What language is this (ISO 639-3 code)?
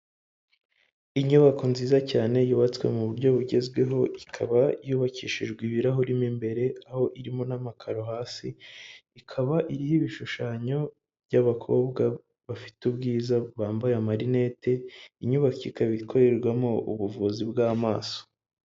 kin